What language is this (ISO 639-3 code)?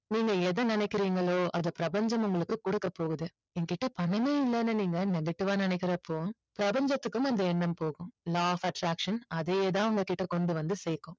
tam